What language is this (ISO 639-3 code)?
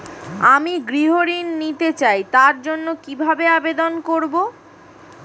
ben